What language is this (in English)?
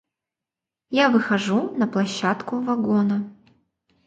Russian